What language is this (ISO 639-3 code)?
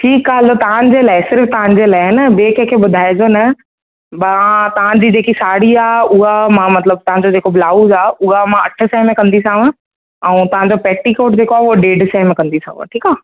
snd